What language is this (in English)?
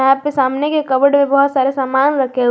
Hindi